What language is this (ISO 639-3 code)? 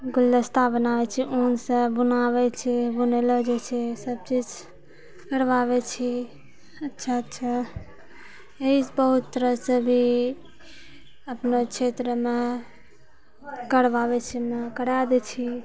mai